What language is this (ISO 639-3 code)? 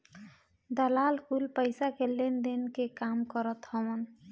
bho